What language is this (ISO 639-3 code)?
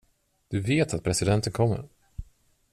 swe